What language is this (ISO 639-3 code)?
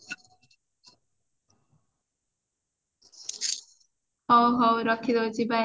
ori